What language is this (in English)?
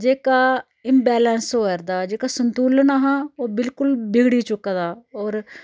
Dogri